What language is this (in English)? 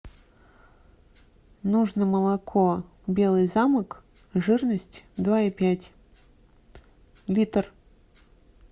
Russian